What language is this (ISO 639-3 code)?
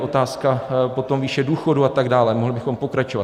ces